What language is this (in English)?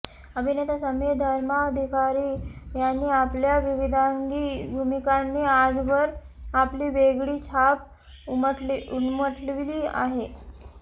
Marathi